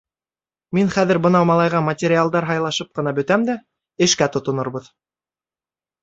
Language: Bashkir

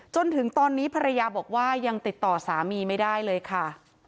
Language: Thai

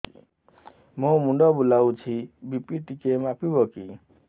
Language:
Odia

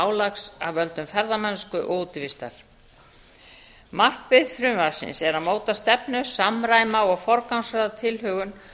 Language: Icelandic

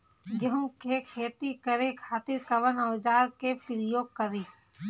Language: Bhojpuri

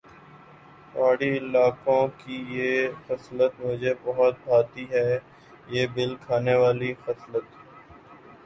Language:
Urdu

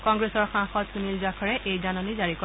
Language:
Assamese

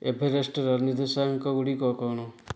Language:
Odia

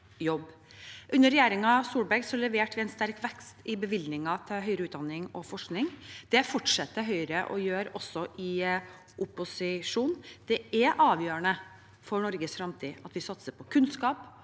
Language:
Norwegian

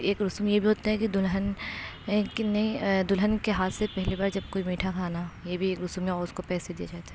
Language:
Urdu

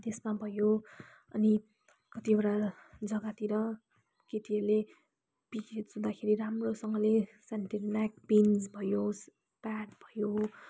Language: Nepali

